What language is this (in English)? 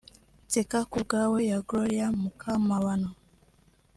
Kinyarwanda